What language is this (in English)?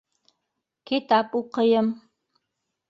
Bashkir